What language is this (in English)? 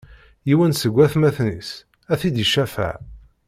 Kabyle